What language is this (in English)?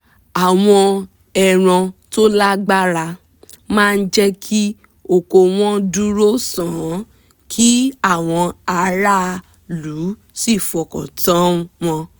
Yoruba